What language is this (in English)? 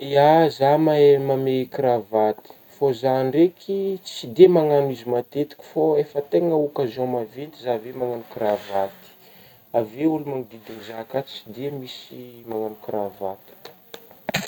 Northern Betsimisaraka Malagasy